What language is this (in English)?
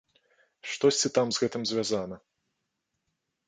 Belarusian